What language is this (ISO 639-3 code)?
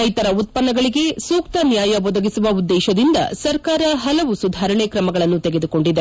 kan